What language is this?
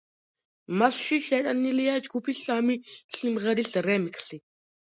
Georgian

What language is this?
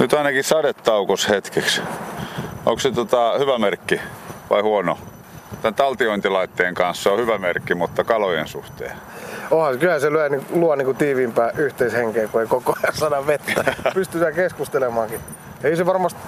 Finnish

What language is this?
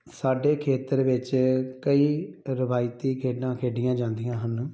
Punjabi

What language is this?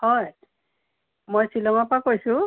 Assamese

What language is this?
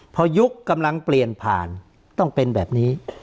Thai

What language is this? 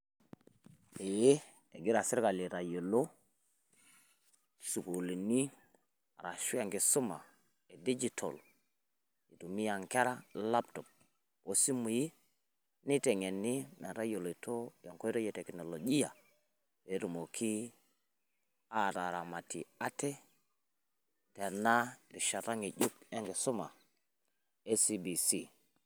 Masai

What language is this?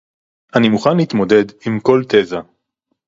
Hebrew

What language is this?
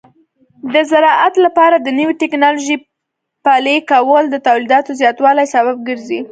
Pashto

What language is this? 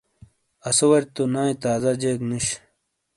Shina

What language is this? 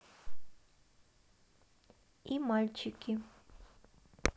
Russian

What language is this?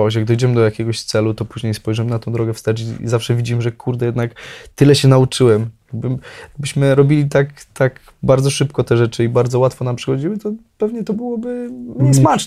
Polish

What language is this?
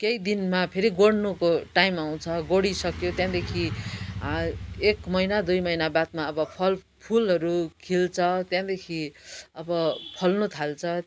Nepali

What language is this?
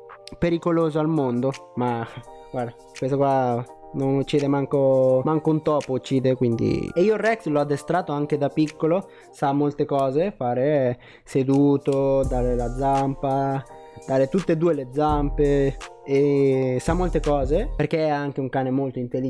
Italian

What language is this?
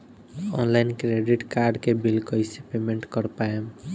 Bhojpuri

